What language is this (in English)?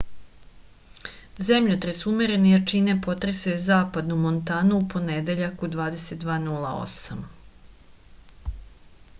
Serbian